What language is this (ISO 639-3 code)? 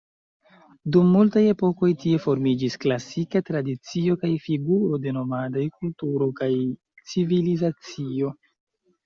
epo